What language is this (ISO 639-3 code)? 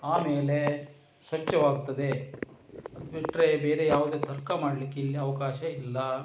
kan